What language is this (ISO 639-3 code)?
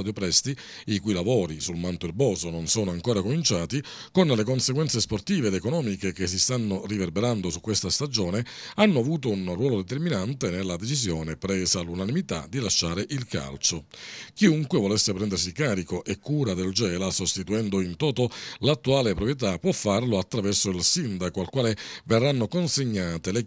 ita